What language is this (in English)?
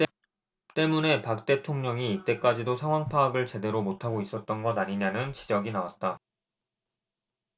Korean